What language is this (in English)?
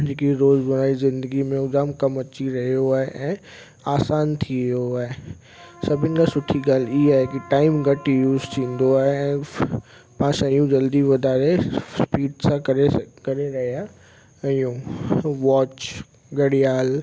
Sindhi